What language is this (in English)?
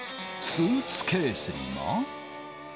Japanese